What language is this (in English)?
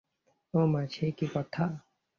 Bangla